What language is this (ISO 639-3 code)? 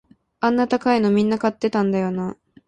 jpn